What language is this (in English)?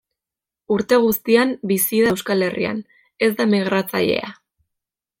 Basque